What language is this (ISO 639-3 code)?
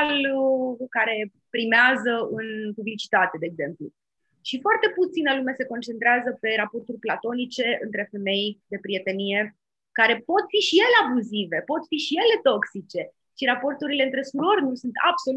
ron